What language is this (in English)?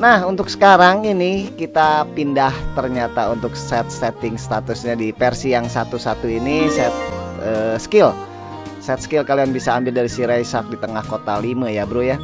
Indonesian